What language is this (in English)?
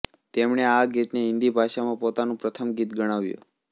Gujarati